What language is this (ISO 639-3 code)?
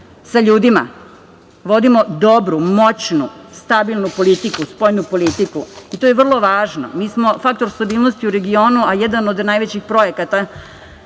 srp